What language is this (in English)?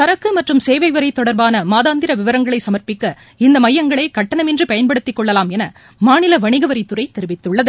Tamil